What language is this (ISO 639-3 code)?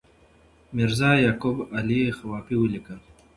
pus